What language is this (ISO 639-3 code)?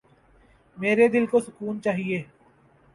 urd